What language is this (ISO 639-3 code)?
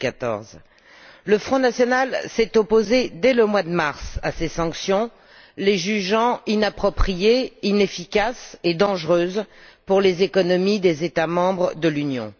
fra